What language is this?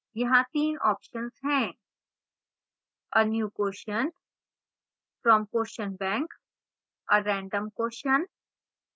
Hindi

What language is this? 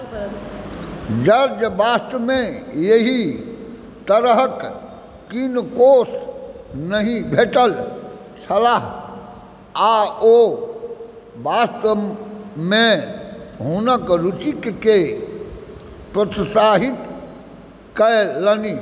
Maithili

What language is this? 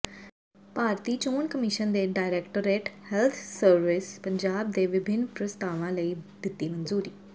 Punjabi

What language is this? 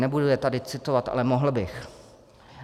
Czech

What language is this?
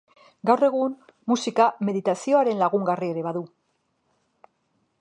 Basque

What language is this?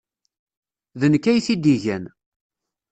Kabyle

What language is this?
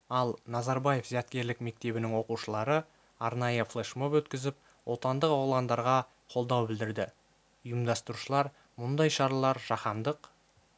Kazakh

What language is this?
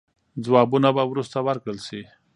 Pashto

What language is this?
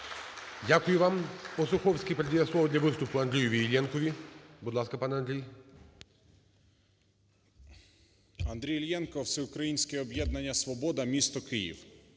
Ukrainian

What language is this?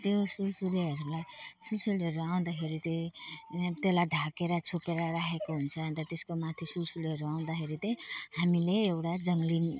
Nepali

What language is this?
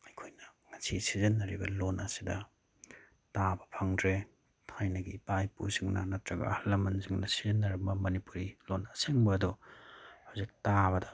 Manipuri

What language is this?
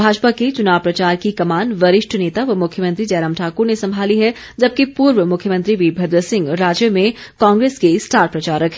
Hindi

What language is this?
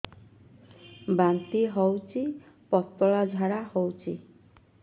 Odia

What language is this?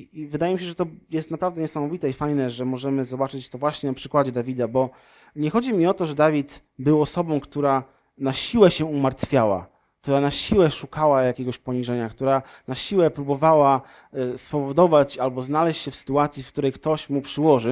Polish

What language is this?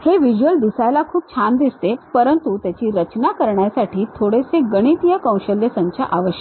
Marathi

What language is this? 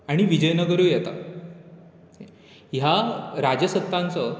Konkani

